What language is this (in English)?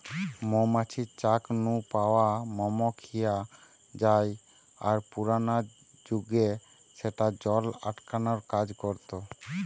Bangla